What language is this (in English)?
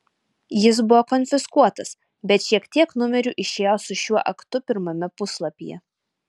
Lithuanian